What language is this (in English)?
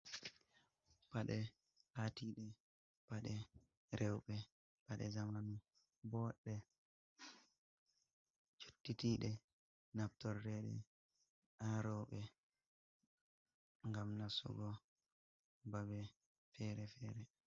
Fula